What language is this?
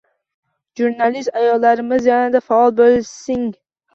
Uzbek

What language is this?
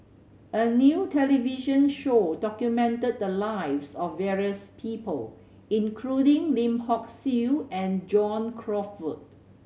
English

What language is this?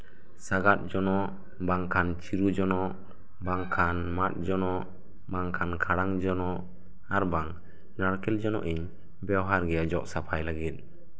Santali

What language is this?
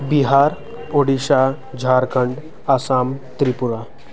Nepali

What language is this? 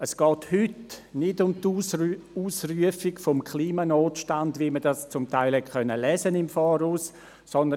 Swiss German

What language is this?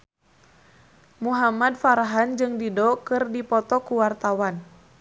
Sundanese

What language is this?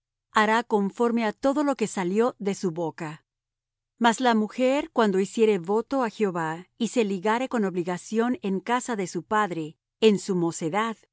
Spanish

